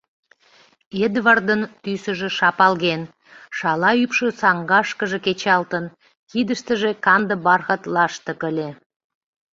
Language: Mari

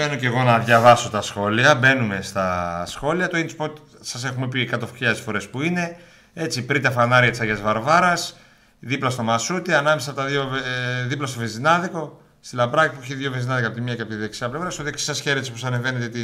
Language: Greek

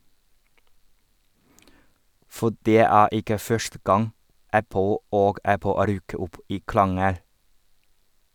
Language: Norwegian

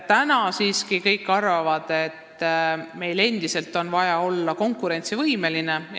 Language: Estonian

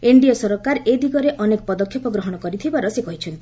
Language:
Odia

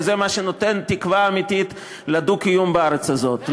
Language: Hebrew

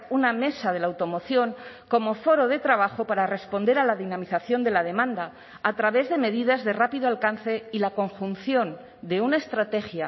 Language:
Spanish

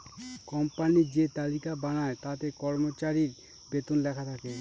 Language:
Bangla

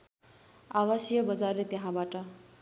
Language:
Nepali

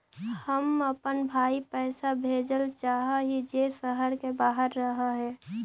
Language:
Magahi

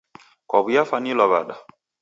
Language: Taita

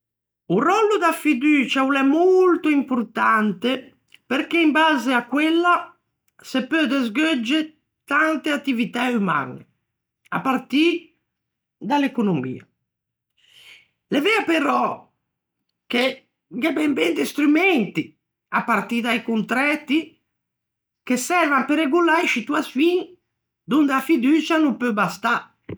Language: Ligurian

